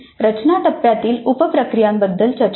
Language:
Marathi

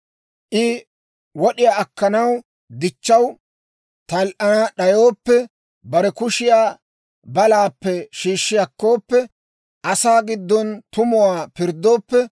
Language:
Dawro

